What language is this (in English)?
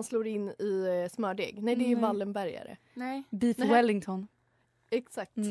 Swedish